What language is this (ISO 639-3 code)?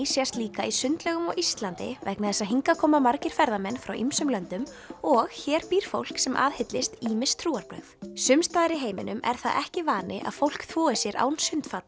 isl